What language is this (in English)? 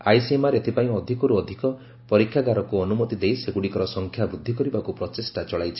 Odia